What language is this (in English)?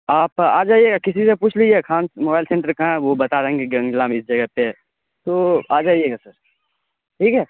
Urdu